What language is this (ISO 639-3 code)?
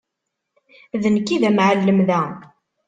kab